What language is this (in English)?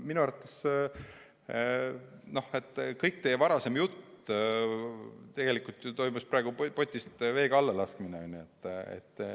Estonian